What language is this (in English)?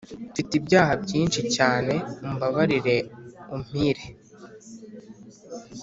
Kinyarwanda